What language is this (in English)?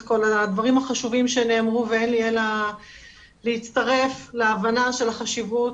Hebrew